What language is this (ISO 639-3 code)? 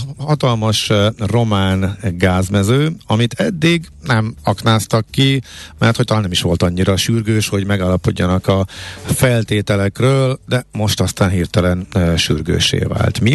hun